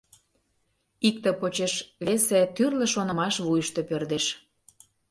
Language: Mari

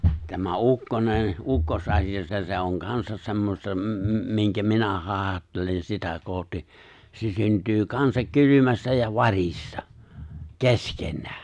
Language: Finnish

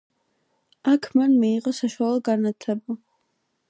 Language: Georgian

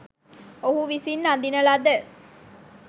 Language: Sinhala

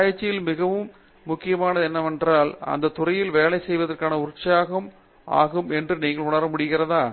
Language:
Tamil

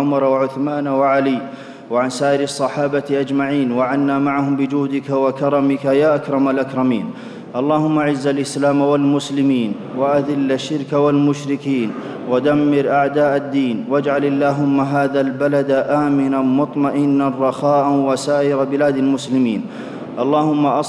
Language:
Arabic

